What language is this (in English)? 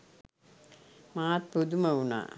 Sinhala